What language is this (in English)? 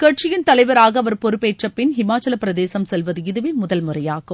Tamil